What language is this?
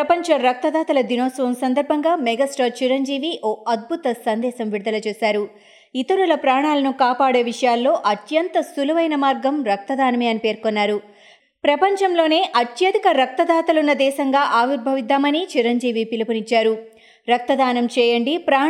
Telugu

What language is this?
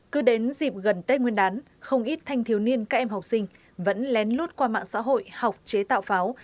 Vietnamese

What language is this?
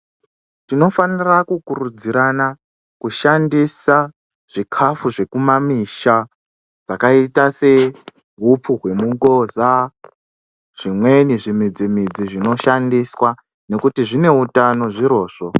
Ndau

